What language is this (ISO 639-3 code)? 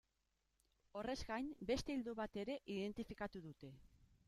eus